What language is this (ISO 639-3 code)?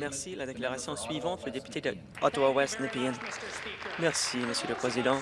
fra